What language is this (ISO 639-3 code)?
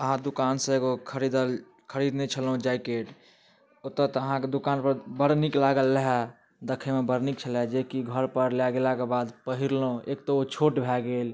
mai